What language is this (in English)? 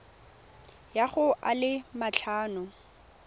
Tswana